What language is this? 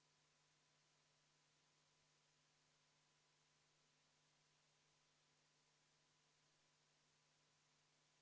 Estonian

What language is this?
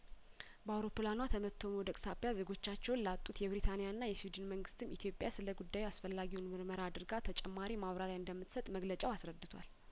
Amharic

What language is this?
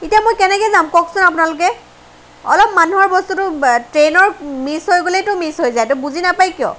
Assamese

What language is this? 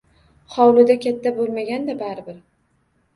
Uzbek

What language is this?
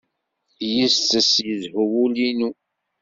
Kabyle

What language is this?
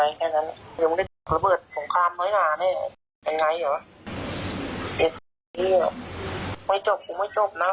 Thai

